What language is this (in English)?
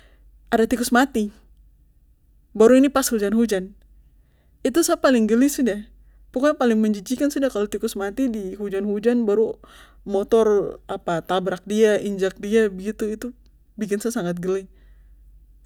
Papuan Malay